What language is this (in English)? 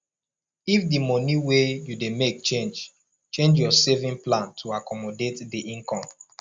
Nigerian Pidgin